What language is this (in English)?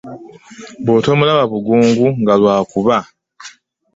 Ganda